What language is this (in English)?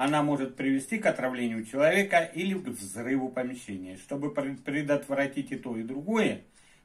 Russian